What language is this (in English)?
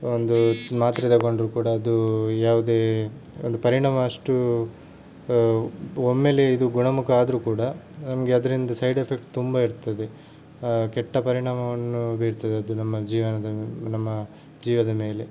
Kannada